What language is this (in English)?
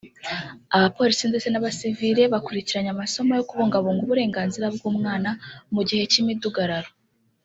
Kinyarwanda